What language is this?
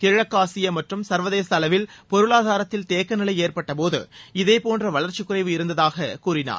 Tamil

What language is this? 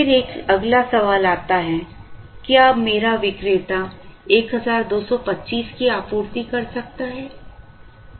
Hindi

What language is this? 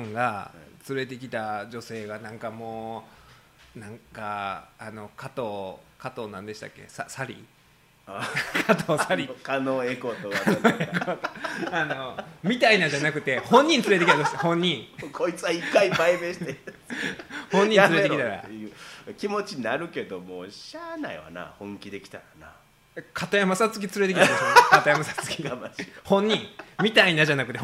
Japanese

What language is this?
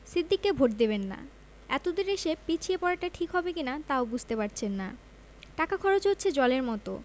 Bangla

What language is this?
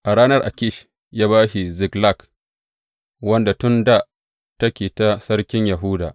Hausa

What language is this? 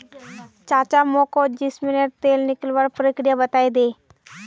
Magahi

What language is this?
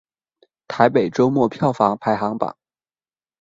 Chinese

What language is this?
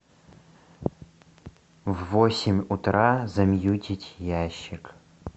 Russian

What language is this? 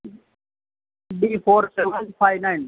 Gujarati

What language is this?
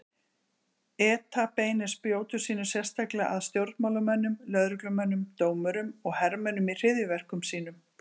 Icelandic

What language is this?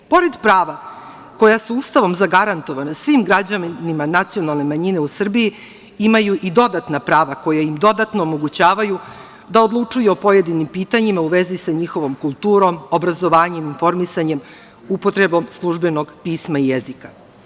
Serbian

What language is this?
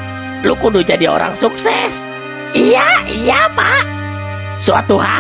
Indonesian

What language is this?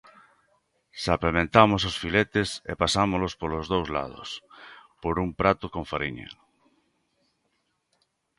Galician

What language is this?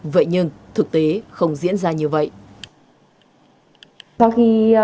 Vietnamese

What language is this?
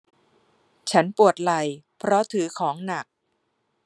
Thai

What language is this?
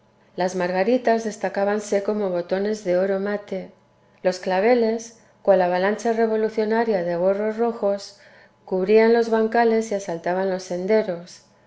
Spanish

